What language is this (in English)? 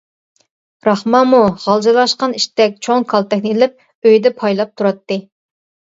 Uyghur